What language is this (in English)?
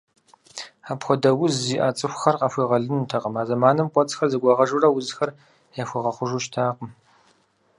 Kabardian